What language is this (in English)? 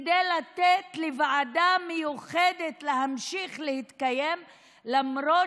Hebrew